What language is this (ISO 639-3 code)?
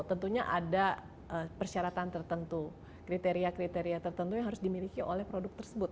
ind